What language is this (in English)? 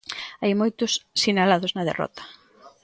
Galician